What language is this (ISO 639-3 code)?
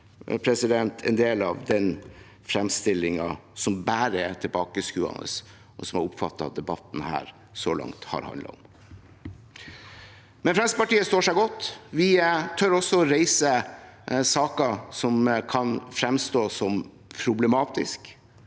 nor